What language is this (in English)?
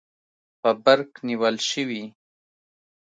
Pashto